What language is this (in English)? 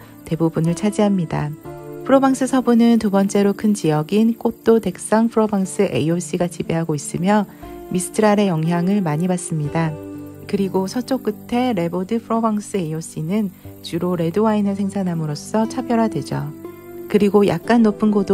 Korean